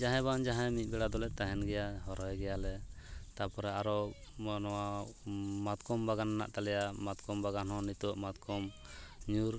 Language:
Santali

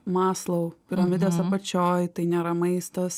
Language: Lithuanian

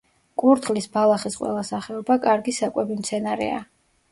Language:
Georgian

